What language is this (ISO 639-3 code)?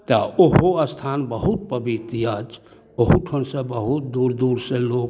mai